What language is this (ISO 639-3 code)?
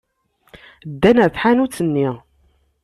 kab